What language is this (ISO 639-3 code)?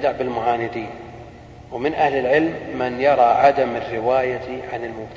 ara